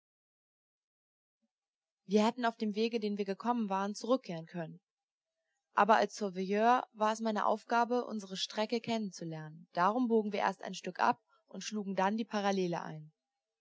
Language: German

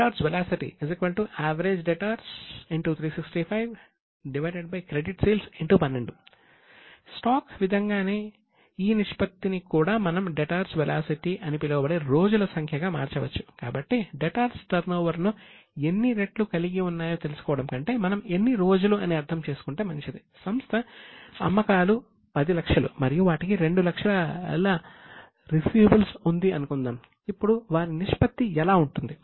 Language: Telugu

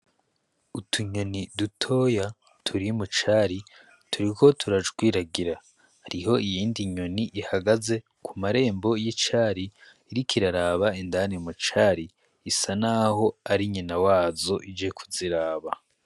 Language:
Rundi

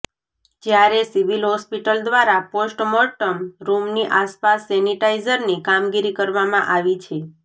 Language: Gujarati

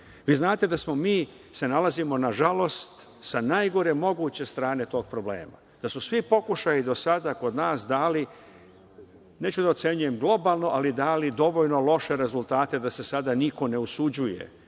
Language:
Serbian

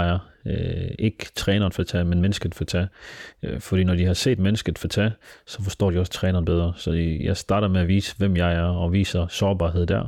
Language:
Danish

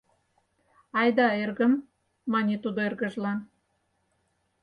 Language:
Mari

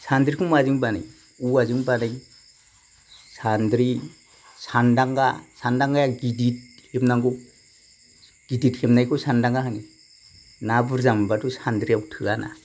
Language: Bodo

